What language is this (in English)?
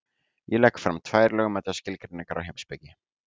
Icelandic